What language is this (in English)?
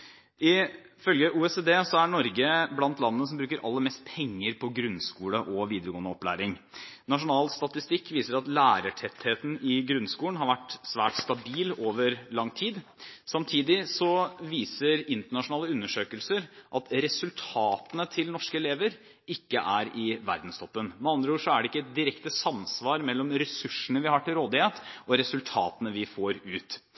Norwegian Bokmål